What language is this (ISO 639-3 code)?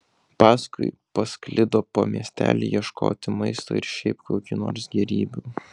lit